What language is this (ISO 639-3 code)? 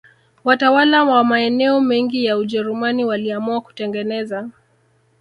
swa